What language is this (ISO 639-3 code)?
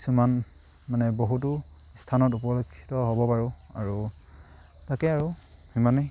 asm